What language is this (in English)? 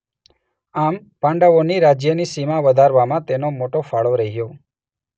Gujarati